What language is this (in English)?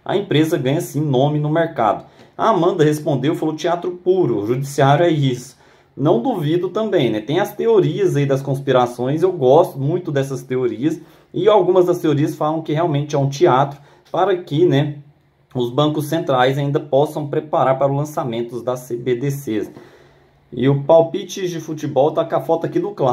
Portuguese